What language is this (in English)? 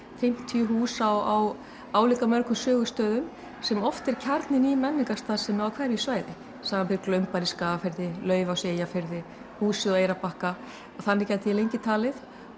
Icelandic